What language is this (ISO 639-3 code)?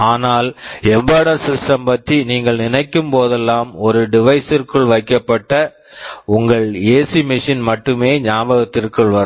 tam